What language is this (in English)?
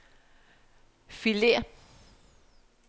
Danish